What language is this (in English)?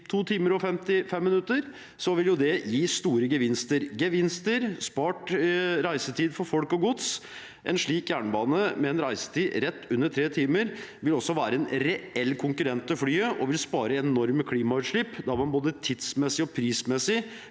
Norwegian